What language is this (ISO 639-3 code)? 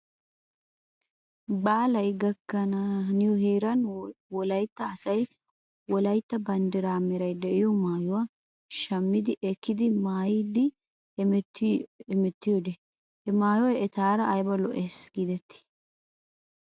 wal